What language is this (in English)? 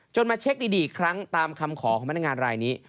Thai